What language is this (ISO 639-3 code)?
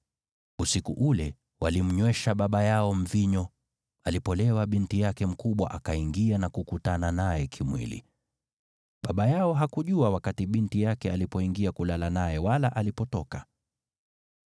swa